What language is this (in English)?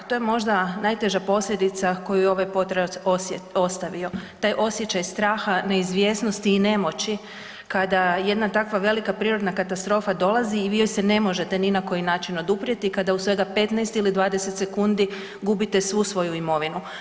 Croatian